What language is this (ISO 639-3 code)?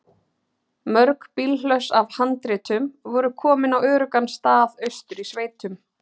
isl